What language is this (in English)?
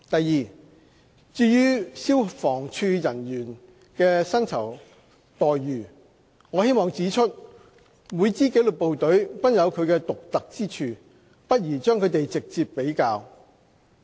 Cantonese